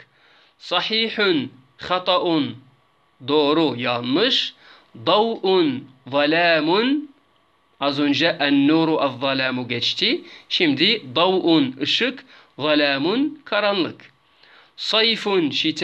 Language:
Turkish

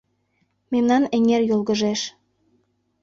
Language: Mari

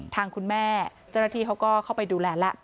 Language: Thai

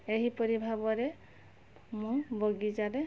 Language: Odia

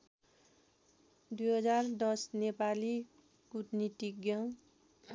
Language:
Nepali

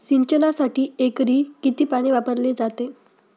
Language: Marathi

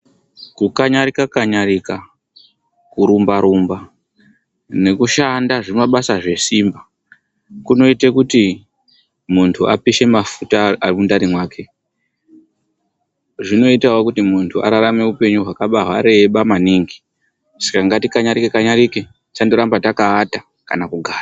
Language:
Ndau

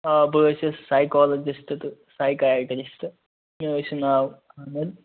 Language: Kashmiri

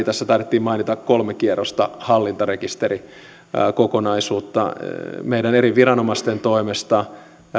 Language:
Finnish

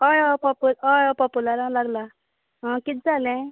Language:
Konkani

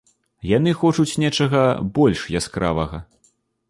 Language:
Belarusian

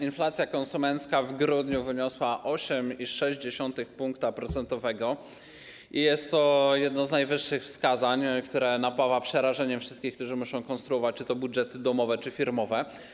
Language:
Polish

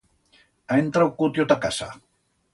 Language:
Aragonese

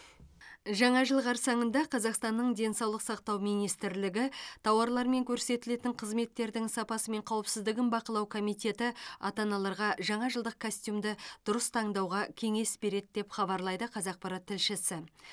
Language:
Kazakh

